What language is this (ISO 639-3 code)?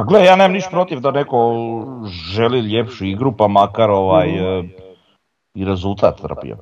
hrv